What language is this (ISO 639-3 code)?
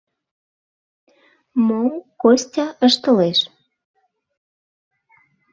chm